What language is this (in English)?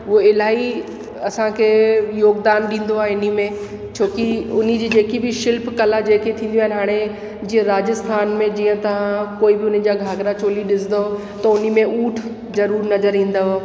Sindhi